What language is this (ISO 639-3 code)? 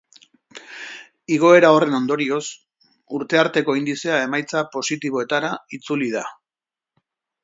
eus